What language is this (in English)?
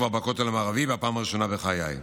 Hebrew